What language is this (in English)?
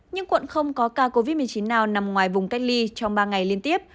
Vietnamese